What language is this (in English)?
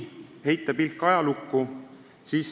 Estonian